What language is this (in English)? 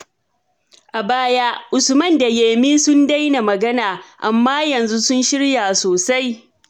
Hausa